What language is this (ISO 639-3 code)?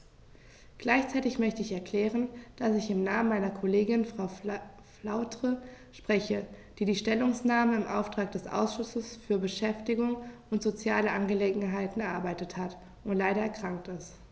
deu